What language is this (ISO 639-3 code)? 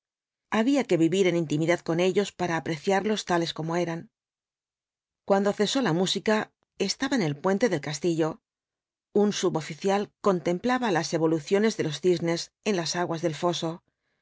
spa